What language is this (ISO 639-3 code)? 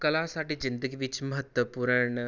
pan